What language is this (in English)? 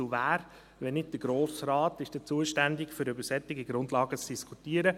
Swiss German